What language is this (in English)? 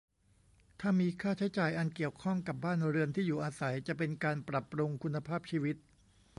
Thai